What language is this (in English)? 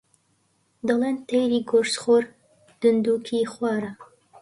Central Kurdish